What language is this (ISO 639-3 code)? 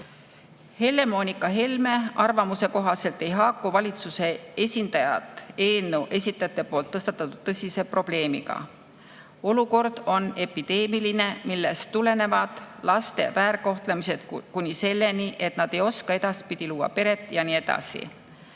est